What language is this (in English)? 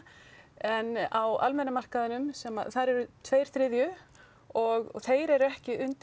Icelandic